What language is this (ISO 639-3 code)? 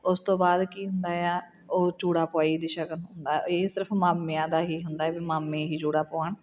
pan